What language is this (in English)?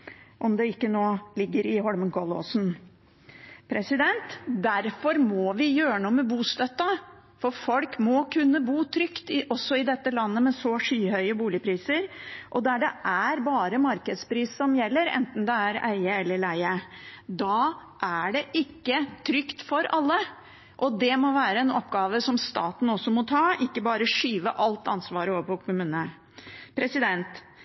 Norwegian Bokmål